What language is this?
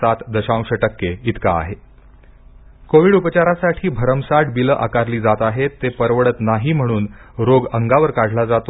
Marathi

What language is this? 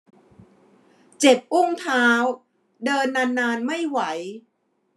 Thai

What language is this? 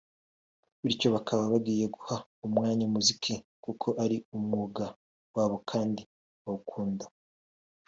Kinyarwanda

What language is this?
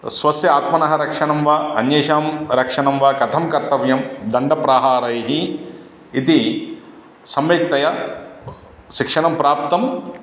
Sanskrit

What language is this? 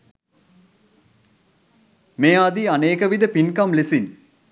Sinhala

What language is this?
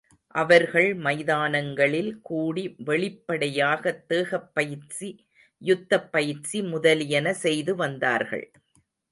Tamil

